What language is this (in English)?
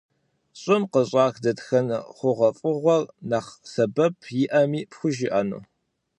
Kabardian